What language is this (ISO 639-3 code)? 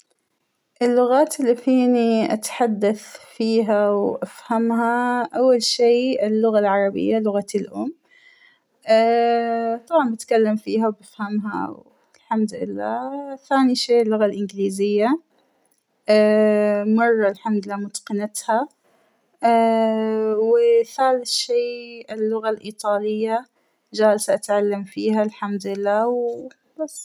acw